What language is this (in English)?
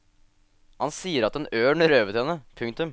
Norwegian